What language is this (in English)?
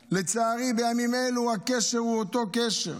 Hebrew